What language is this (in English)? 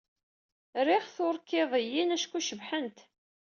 Kabyle